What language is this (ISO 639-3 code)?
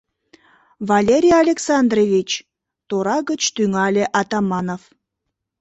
chm